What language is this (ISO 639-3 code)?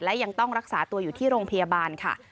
tha